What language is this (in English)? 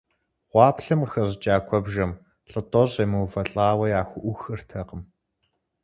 Kabardian